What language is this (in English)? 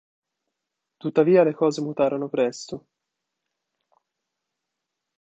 Italian